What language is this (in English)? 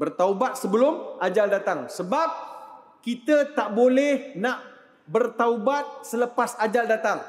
Malay